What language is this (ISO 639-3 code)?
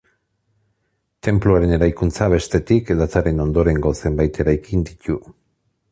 eus